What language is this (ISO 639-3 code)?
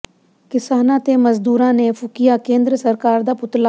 pan